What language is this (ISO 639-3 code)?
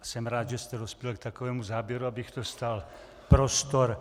ces